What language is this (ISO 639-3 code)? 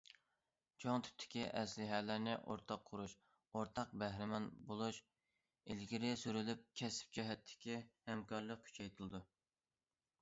uig